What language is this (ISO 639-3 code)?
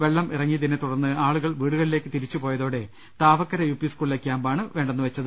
mal